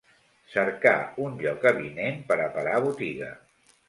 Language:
Catalan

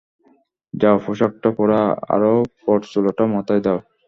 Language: Bangla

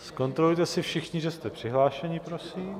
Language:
Czech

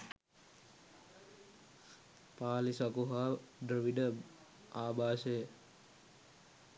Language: Sinhala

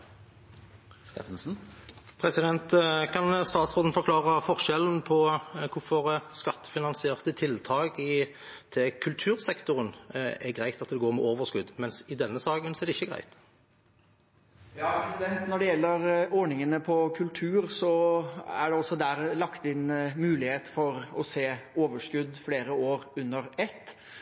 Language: Norwegian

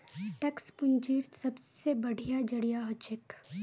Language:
Magahi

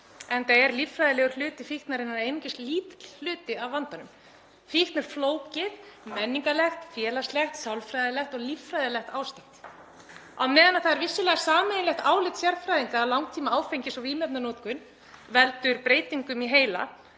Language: Icelandic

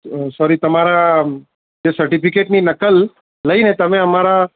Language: Gujarati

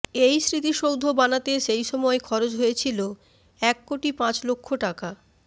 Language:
Bangla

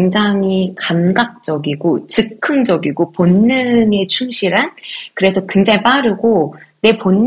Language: Korean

